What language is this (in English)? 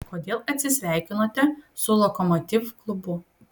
Lithuanian